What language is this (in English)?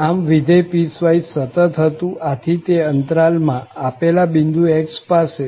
Gujarati